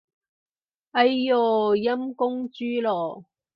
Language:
Cantonese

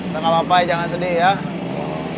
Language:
Indonesian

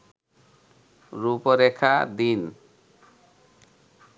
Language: Bangla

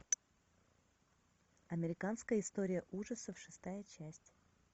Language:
Russian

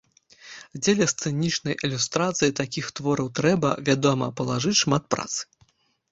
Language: Belarusian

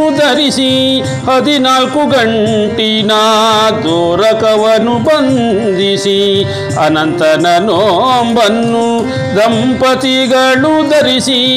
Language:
Kannada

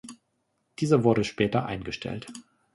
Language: German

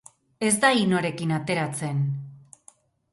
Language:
Basque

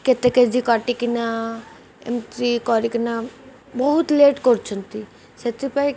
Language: Odia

